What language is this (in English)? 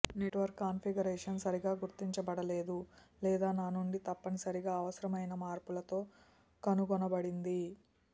Telugu